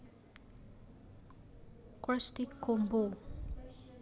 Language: Javanese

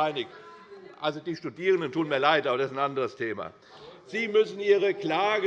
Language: German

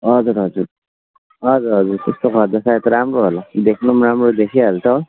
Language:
Nepali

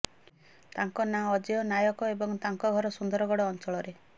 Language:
Odia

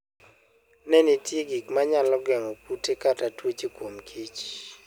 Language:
Luo (Kenya and Tanzania)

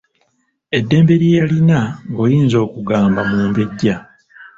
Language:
Ganda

